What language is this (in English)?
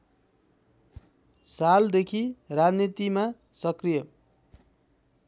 Nepali